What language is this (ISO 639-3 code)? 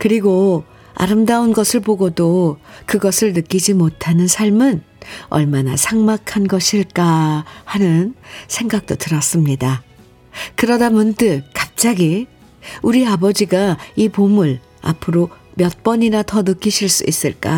kor